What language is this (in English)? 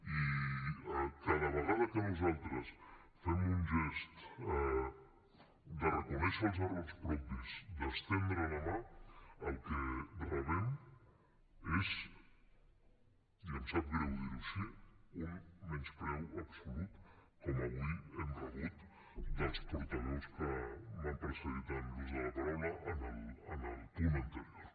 Catalan